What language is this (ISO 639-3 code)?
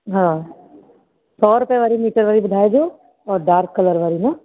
snd